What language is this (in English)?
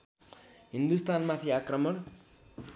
Nepali